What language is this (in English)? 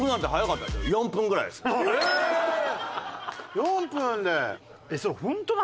Japanese